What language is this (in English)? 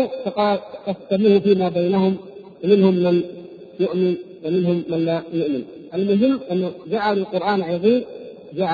Arabic